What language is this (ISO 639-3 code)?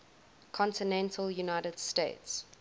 eng